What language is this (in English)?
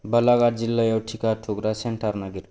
Bodo